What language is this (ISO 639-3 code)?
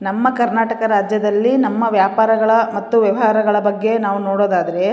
kan